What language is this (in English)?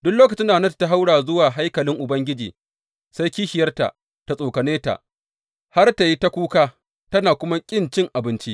Hausa